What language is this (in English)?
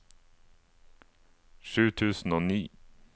Norwegian